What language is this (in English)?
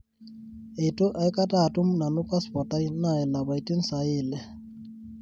Masai